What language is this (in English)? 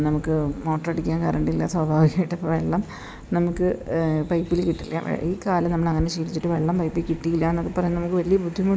Malayalam